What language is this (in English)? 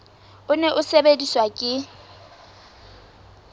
Southern Sotho